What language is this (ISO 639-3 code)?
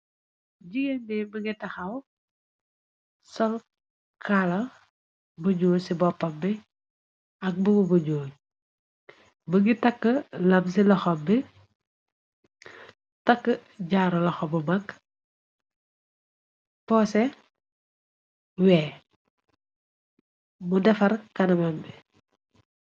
wol